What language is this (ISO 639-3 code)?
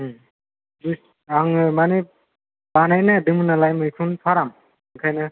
brx